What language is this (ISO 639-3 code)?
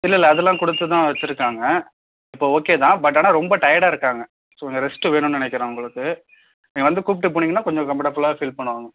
tam